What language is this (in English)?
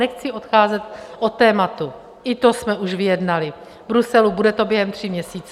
Czech